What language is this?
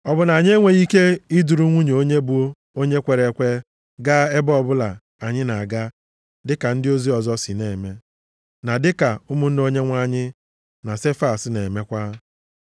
Igbo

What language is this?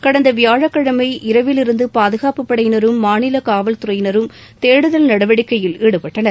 Tamil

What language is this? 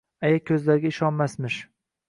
Uzbek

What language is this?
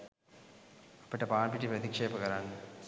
Sinhala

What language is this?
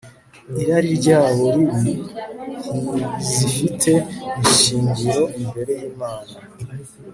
Kinyarwanda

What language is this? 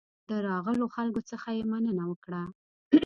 Pashto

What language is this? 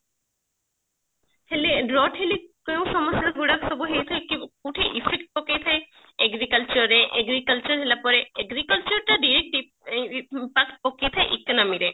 Odia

